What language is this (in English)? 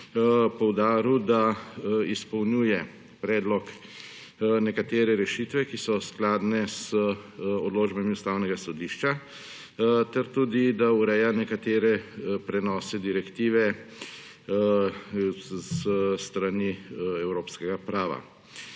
Slovenian